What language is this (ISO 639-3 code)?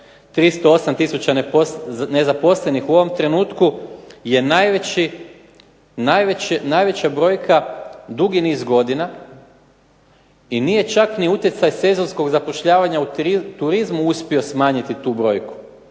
hrv